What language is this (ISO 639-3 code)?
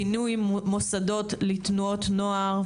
heb